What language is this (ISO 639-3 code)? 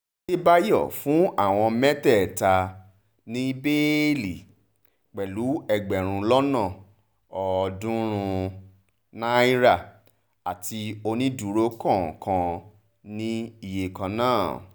yor